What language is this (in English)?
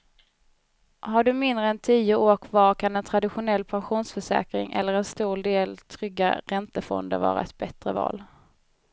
Swedish